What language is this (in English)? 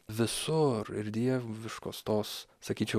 Lithuanian